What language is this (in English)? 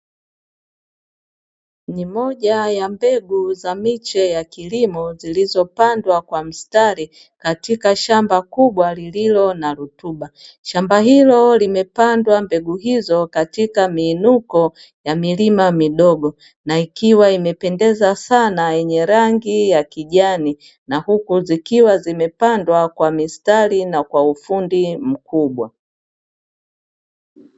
Swahili